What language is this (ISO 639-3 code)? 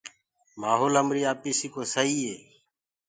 ggg